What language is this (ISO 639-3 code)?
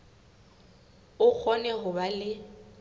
sot